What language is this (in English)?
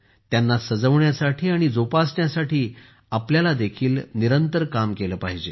Marathi